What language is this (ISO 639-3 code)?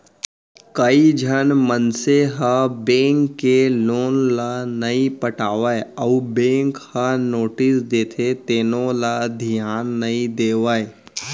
hne